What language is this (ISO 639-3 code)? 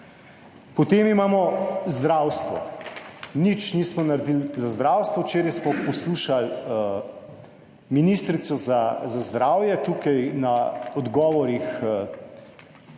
slv